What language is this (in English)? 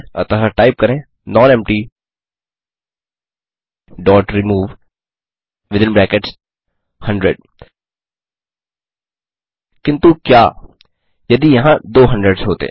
Hindi